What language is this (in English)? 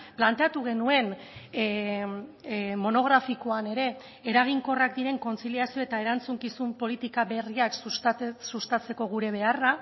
Basque